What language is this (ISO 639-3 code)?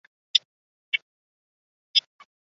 zho